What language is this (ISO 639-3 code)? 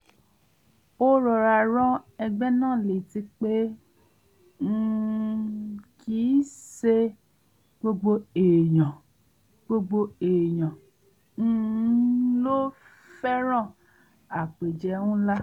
yor